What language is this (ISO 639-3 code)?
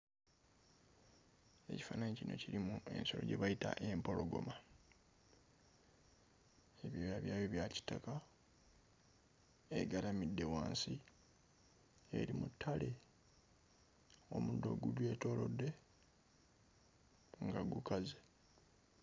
lug